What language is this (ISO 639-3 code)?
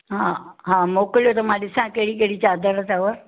snd